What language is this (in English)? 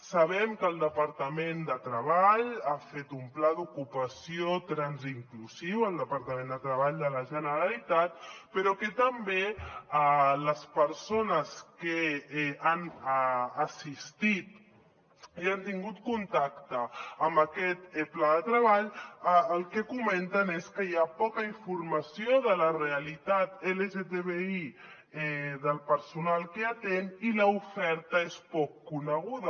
Catalan